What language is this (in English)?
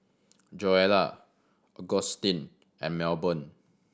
English